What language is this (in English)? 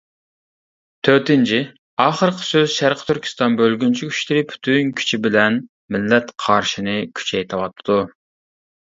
Uyghur